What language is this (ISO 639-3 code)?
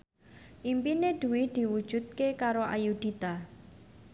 jav